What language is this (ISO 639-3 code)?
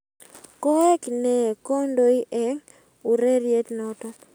kln